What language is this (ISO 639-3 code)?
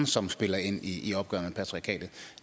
dan